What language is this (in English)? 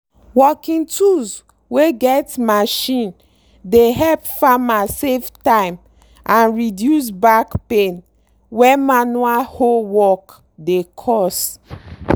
Nigerian Pidgin